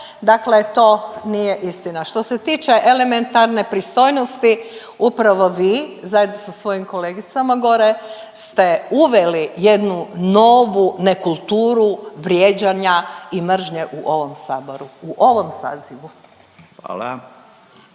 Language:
Croatian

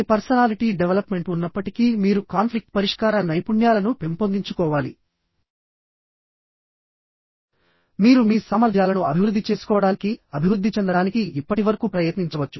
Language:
Telugu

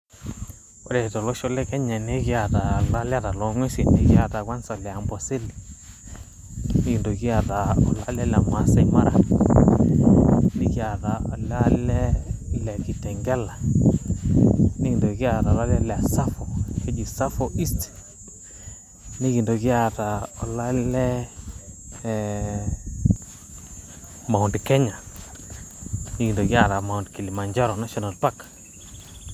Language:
Masai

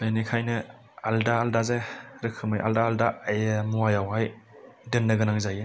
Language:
Bodo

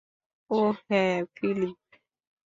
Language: Bangla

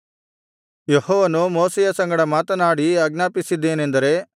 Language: Kannada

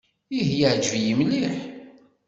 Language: Kabyle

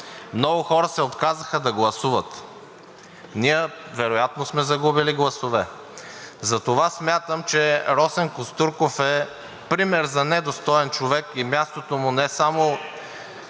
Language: Bulgarian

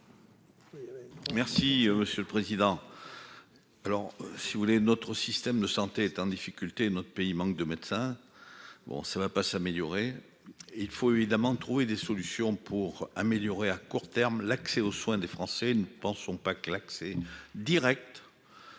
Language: French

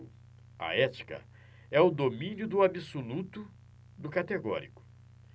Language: Portuguese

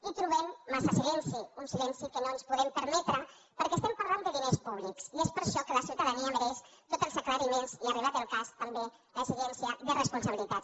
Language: Catalan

